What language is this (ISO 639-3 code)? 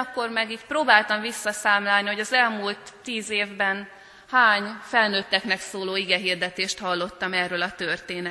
hun